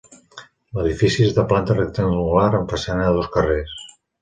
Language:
Catalan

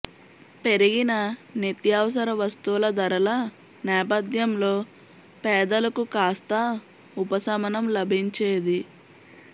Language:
Telugu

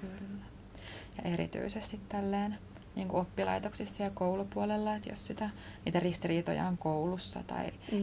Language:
Finnish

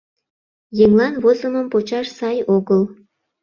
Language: Mari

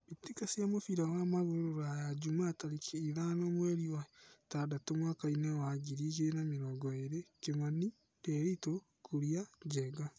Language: Kikuyu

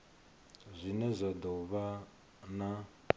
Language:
Venda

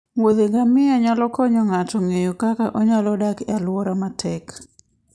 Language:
Luo (Kenya and Tanzania)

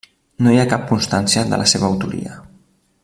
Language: Catalan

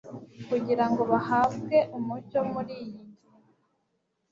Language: Kinyarwanda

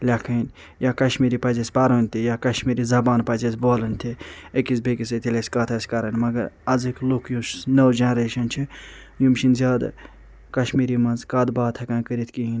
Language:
Kashmiri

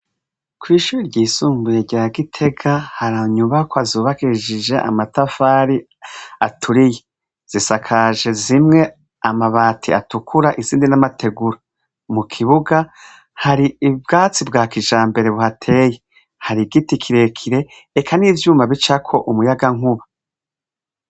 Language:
Rundi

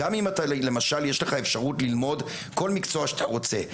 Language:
Hebrew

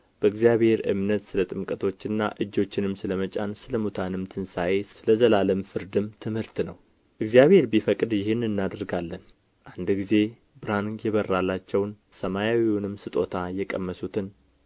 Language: Amharic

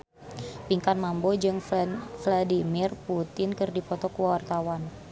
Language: Sundanese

